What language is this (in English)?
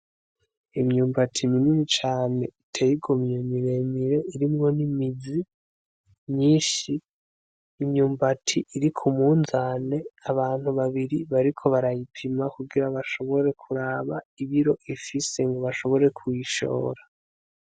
Rundi